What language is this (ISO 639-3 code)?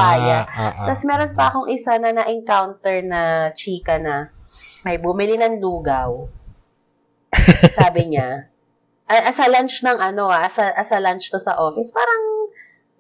fil